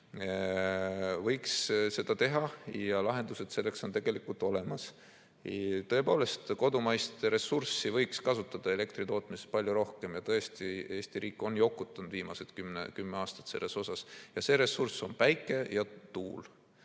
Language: Estonian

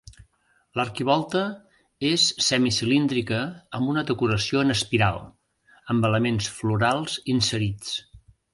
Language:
Catalan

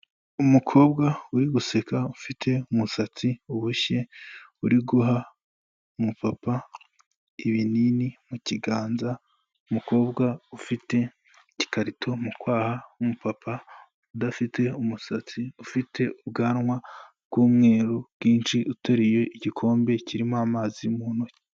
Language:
Kinyarwanda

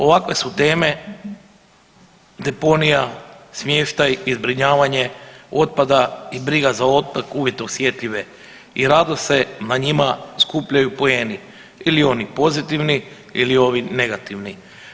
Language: Croatian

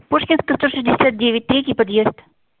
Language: Russian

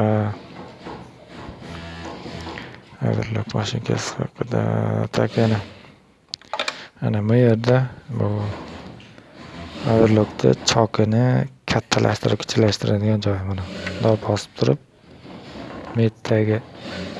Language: Uzbek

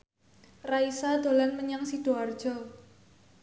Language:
Javanese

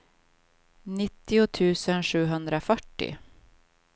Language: Swedish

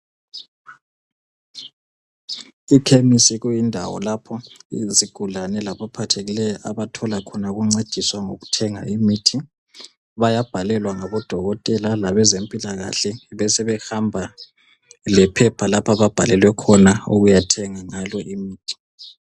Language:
North Ndebele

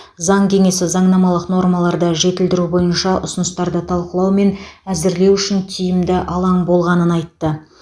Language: Kazakh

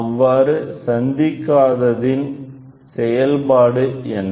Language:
Tamil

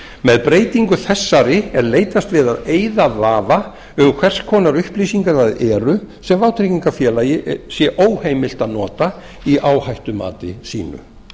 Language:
Icelandic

